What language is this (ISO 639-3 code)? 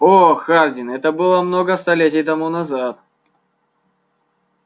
rus